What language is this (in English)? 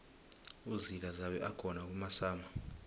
South Ndebele